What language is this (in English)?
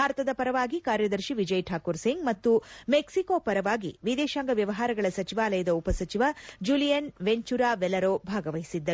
Kannada